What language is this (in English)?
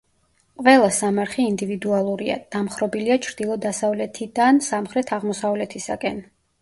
Georgian